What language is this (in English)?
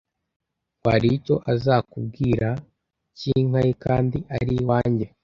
Kinyarwanda